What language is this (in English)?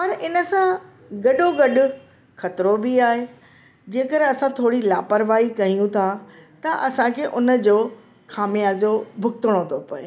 Sindhi